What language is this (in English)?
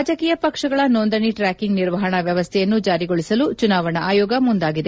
Kannada